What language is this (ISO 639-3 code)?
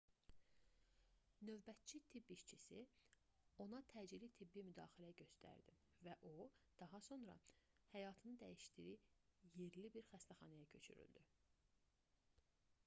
aze